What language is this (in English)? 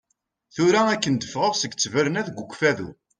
Kabyle